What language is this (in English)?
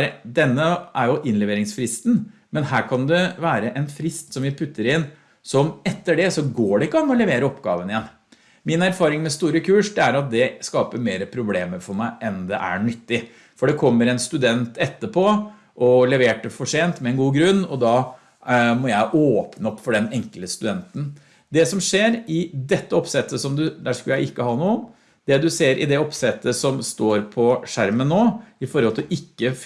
Norwegian